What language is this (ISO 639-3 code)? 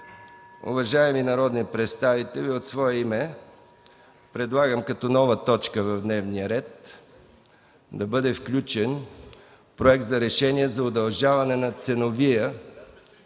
bul